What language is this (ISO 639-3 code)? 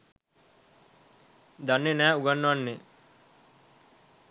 sin